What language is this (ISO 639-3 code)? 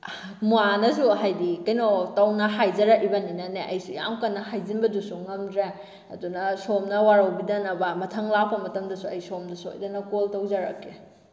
mni